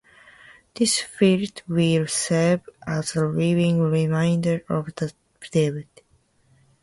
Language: English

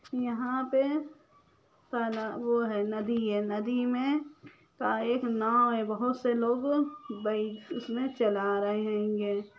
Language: Magahi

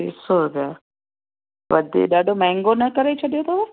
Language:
Sindhi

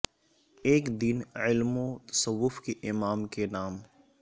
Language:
Urdu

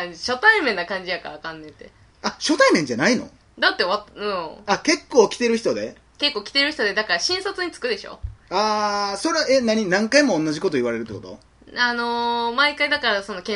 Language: Japanese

